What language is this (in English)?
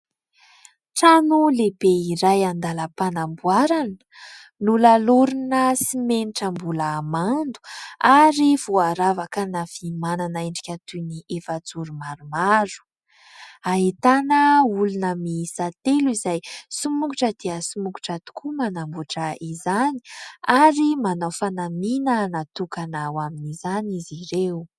Malagasy